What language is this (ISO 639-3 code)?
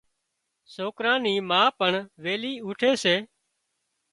kxp